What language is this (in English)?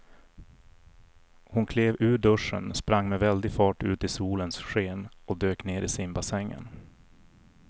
Swedish